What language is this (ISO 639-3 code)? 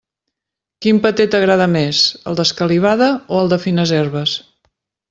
cat